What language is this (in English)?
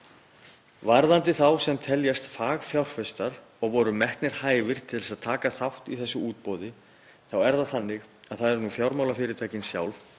Icelandic